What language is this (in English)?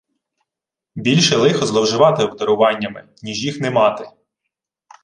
Ukrainian